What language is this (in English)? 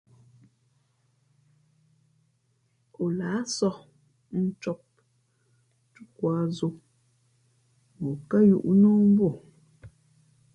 Fe'fe'